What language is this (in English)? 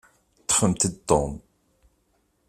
Kabyle